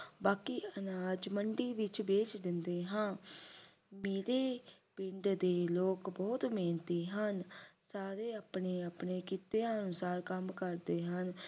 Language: Punjabi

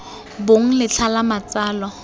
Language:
Tswana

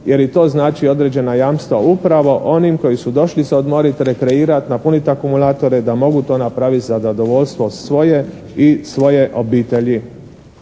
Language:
Croatian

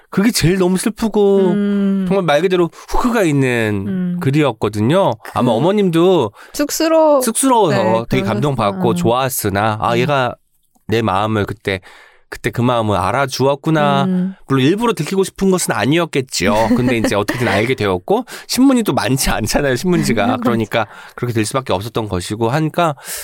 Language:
Korean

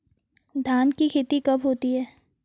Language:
Hindi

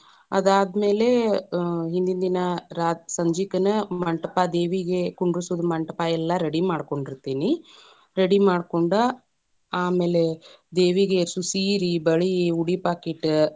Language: Kannada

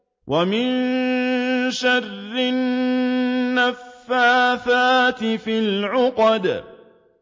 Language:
Arabic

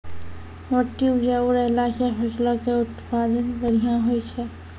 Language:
Maithili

